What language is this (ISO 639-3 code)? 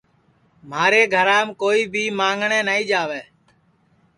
ssi